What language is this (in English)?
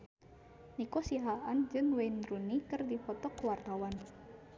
Sundanese